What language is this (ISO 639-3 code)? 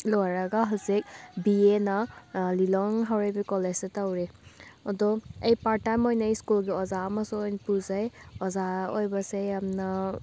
mni